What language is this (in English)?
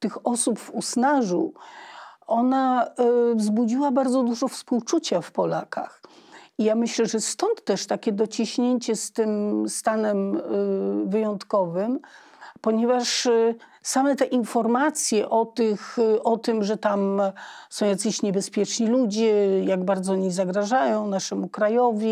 Polish